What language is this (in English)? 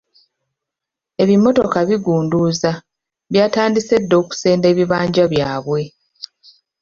Ganda